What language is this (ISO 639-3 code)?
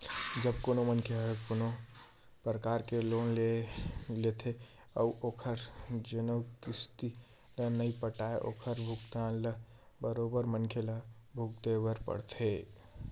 hne